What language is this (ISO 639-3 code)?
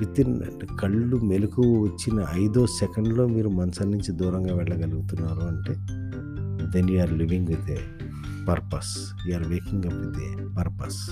tel